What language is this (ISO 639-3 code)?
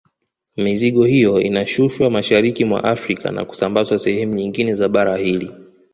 swa